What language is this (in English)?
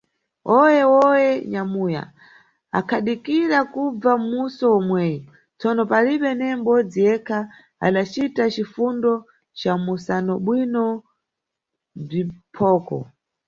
Nyungwe